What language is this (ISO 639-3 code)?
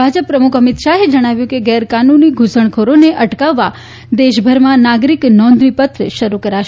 guj